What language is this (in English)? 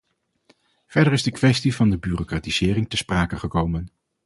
Dutch